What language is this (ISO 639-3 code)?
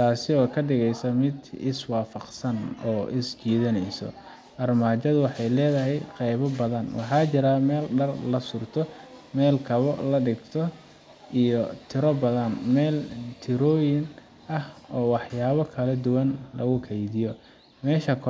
som